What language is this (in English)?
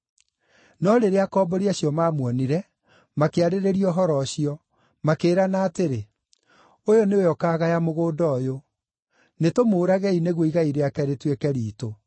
Kikuyu